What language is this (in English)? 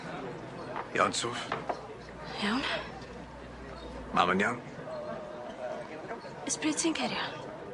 Welsh